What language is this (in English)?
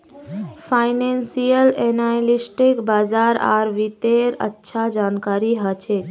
Magahi